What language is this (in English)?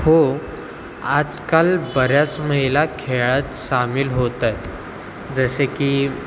Marathi